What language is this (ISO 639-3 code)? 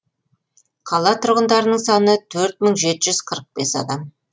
kaz